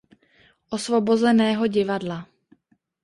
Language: Czech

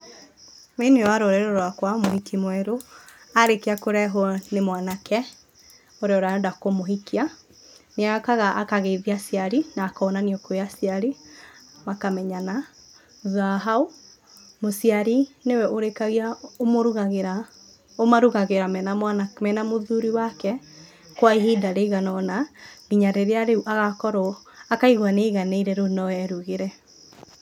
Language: Kikuyu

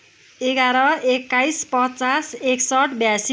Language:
Nepali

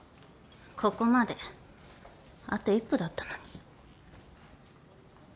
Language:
Japanese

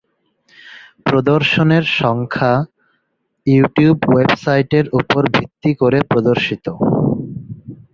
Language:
Bangla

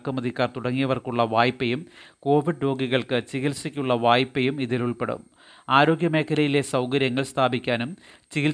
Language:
Malayalam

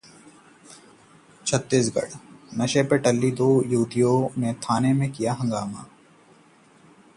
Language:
Hindi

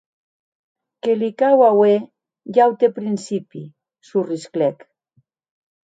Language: Occitan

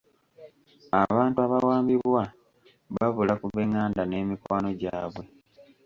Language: Ganda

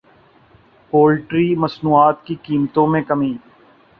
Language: Urdu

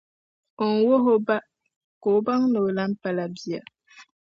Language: Dagbani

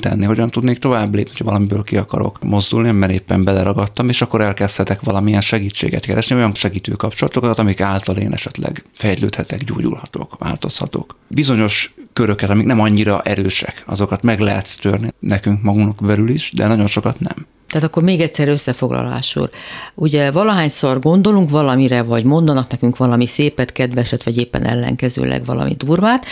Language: Hungarian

